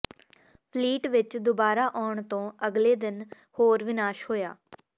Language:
Punjabi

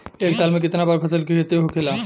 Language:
Bhojpuri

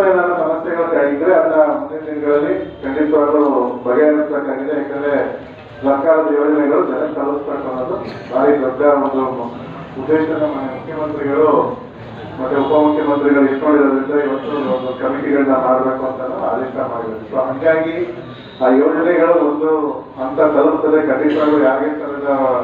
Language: Kannada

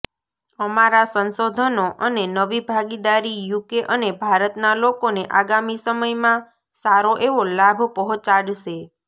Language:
Gujarati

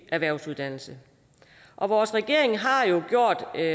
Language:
Danish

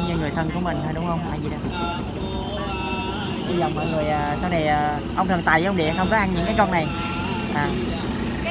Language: Vietnamese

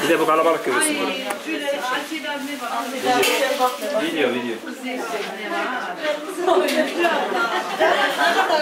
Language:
Turkish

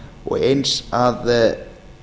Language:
Icelandic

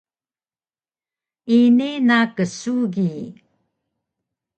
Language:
Taroko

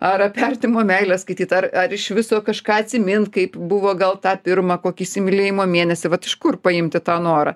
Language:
Lithuanian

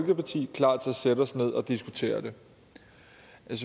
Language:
Danish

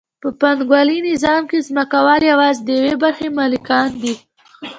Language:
Pashto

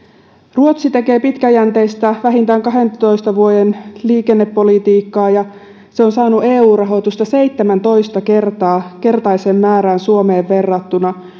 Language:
Finnish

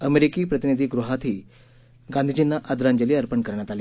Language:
Marathi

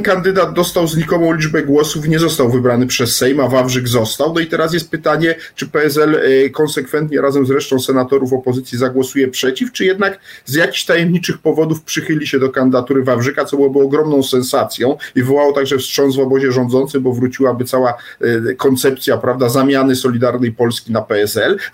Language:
Polish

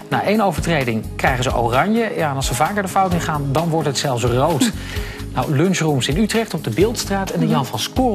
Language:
Dutch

